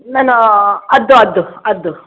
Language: Sindhi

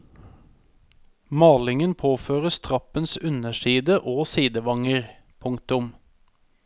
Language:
Norwegian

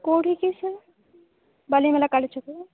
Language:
Odia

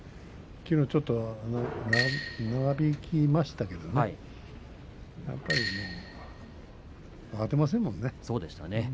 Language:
Japanese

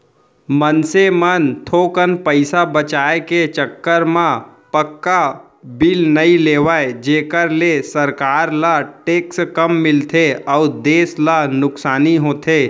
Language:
Chhattisgarhi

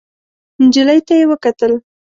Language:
Pashto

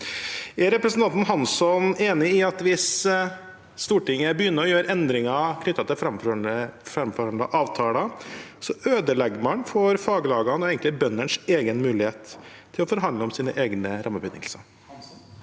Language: Norwegian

